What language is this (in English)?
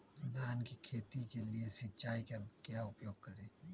Magahi